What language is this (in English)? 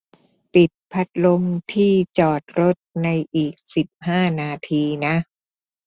Thai